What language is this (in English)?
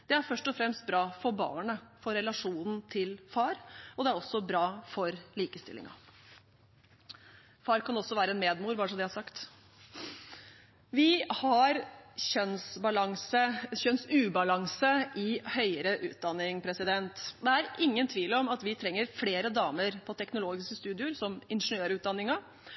Norwegian Bokmål